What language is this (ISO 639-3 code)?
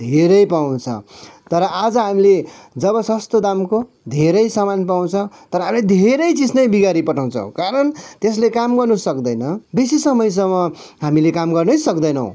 nep